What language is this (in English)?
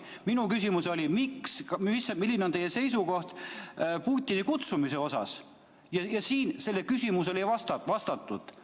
Estonian